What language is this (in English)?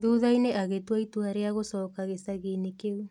Kikuyu